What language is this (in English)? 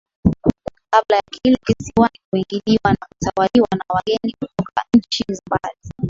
Swahili